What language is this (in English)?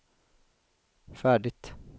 Swedish